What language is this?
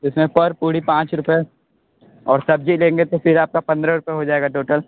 Hindi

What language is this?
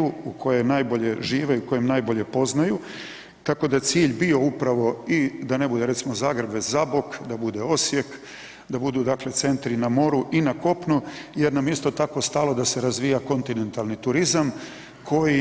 Croatian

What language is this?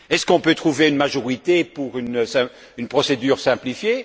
French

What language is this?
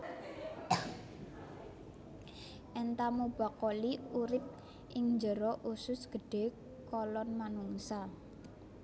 Javanese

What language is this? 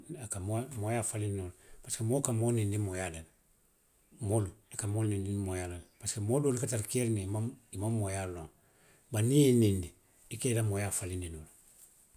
Western Maninkakan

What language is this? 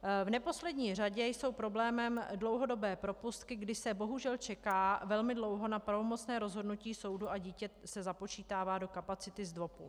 Czech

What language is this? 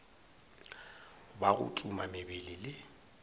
Northern Sotho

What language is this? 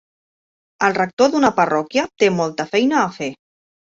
Catalan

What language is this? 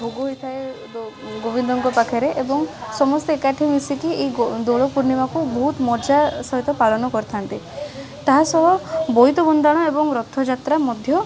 Odia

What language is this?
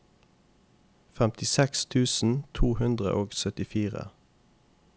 Norwegian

